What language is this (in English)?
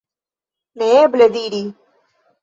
Esperanto